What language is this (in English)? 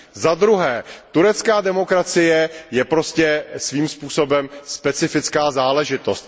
Czech